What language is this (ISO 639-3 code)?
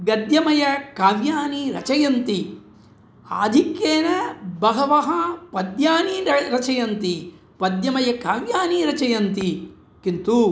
san